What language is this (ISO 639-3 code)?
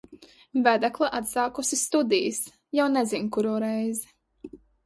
lav